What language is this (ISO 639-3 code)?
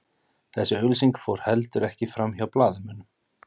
isl